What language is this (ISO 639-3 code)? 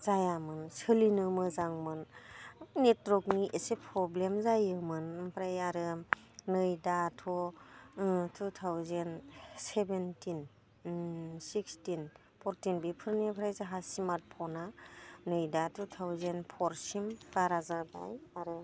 brx